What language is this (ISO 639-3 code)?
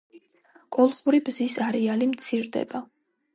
kat